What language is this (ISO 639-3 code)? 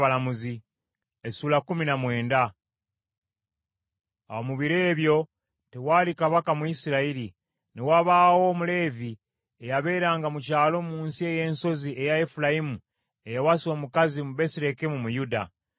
lug